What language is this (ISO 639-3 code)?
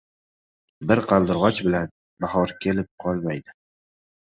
uzb